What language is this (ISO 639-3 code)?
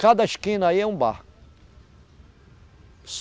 por